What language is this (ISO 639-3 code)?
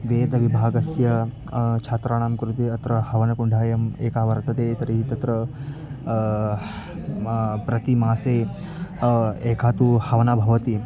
san